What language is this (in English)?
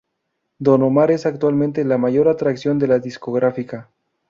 Spanish